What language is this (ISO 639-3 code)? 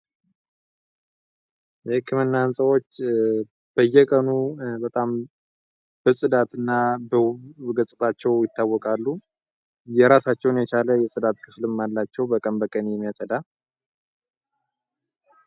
amh